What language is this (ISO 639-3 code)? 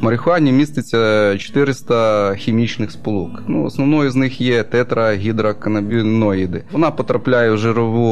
ukr